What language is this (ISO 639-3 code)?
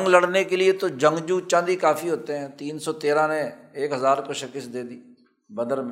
urd